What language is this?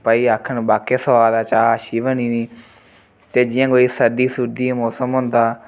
Dogri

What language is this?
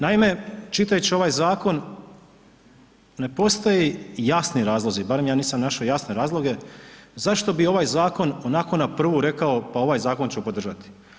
Croatian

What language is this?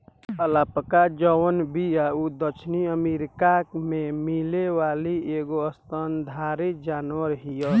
Bhojpuri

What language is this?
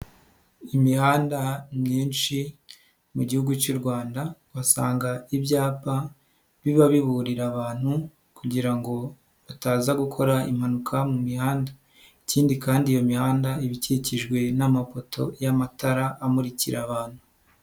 Kinyarwanda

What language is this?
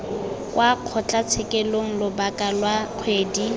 Tswana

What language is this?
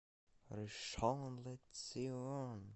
Russian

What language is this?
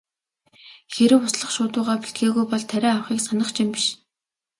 Mongolian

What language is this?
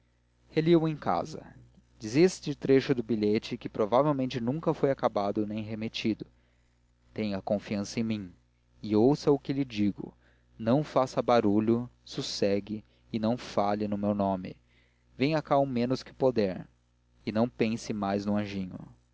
Portuguese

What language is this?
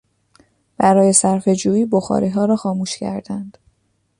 Persian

